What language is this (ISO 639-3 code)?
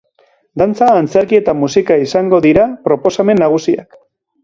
eus